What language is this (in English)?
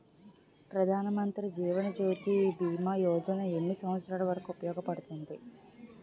Telugu